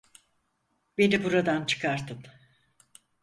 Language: Turkish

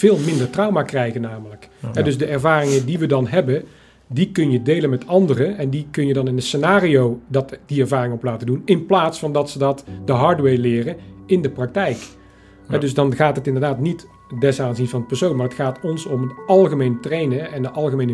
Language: Dutch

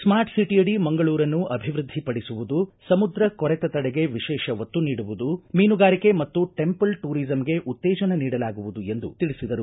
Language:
Kannada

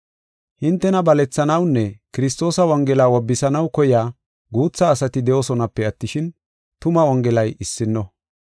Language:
Gofa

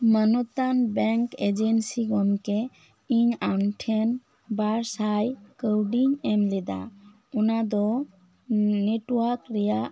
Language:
Santali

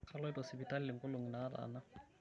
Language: Masai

